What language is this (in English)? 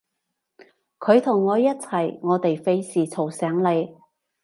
Cantonese